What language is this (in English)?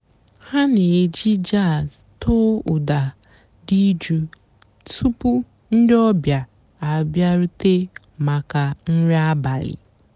Igbo